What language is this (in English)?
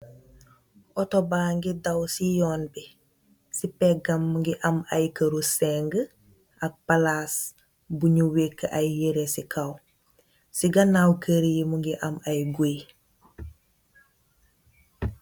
Wolof